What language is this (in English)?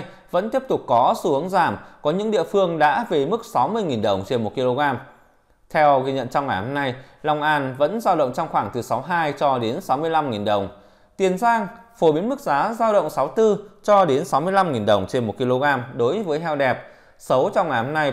Vietnamese